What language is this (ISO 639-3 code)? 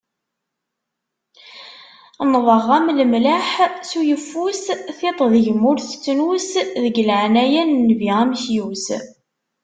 kab